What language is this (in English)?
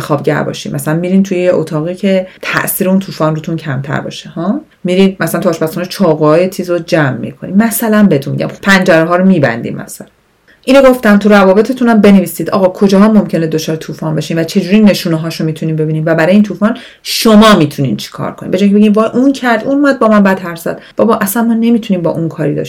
Persian